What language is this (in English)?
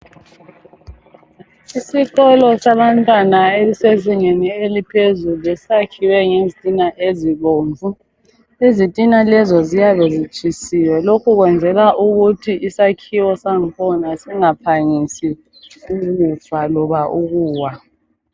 North Ndebele